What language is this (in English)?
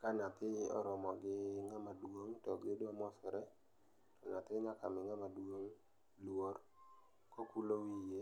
Luo (Kenya and Tanzania)